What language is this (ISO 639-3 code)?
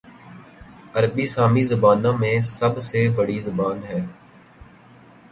urd